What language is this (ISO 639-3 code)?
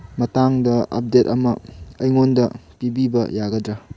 mni